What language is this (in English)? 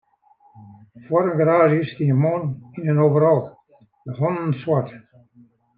Western Frisian